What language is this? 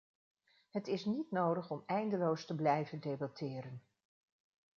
Dutch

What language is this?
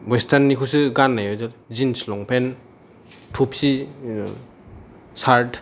Bodo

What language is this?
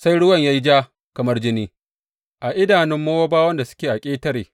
Hausa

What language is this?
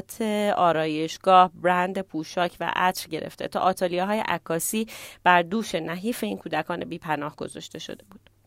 Persian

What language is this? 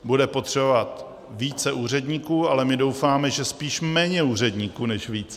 Czech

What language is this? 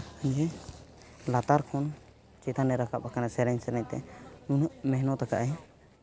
Santali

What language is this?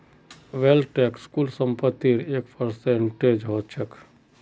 Magahi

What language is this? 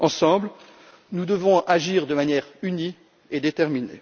French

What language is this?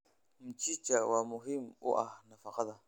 Somali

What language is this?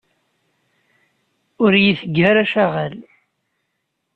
Kabyle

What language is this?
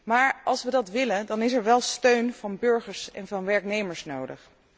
Dutch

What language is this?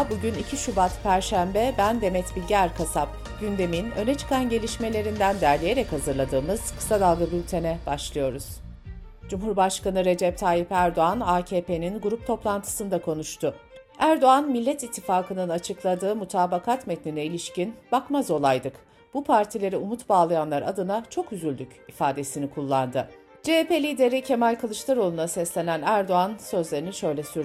Turkish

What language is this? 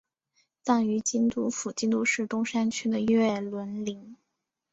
Chinese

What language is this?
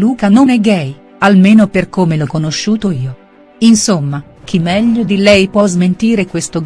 Italian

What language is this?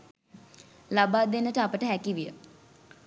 Sinhala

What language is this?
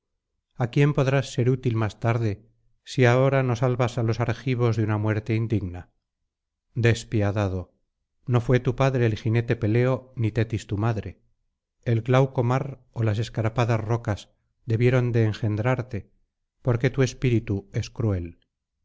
Spanish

